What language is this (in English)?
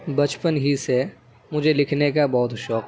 Urdu